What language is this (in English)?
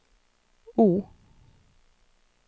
Norwegian